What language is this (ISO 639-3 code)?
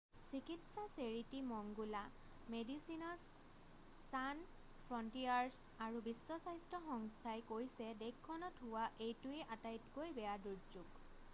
asm